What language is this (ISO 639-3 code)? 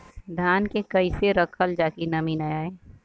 bho